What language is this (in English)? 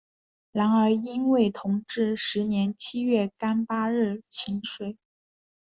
Chinese